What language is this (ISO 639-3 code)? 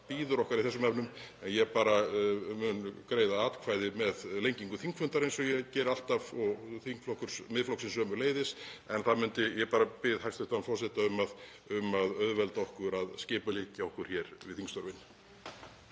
isl